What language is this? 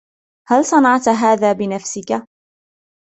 Arabic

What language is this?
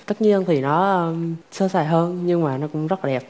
Vietnamese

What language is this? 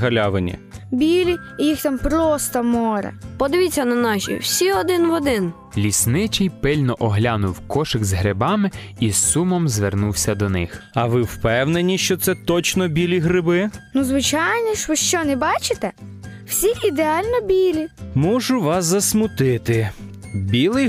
Ukrainian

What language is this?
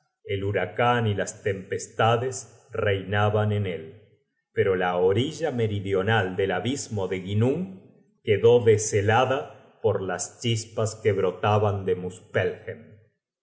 Spanish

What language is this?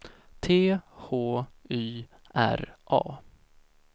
Swedish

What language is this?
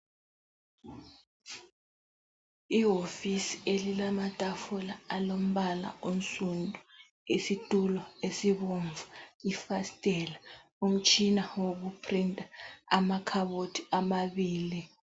North Ndebele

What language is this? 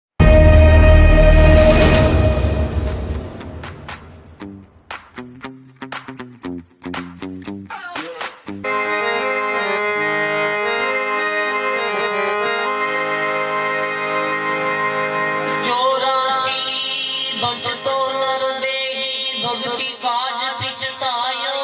Hindi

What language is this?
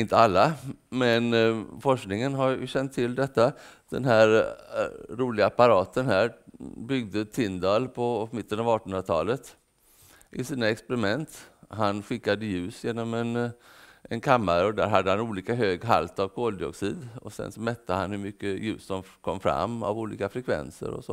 Swedish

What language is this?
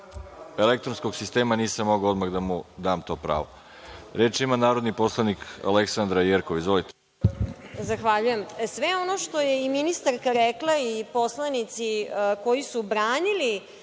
Serbian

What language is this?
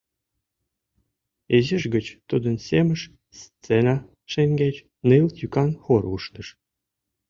Mari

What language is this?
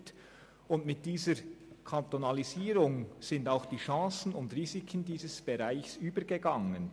Swiss German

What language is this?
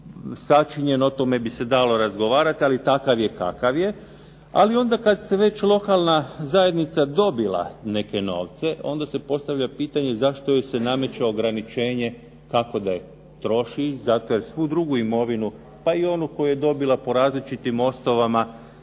Croatian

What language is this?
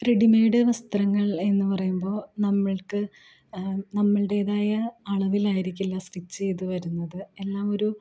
Malayalam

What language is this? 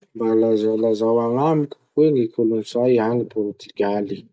Masikoro Malagasy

